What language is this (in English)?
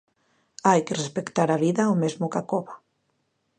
Galician